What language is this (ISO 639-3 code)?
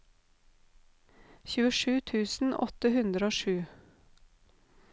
nor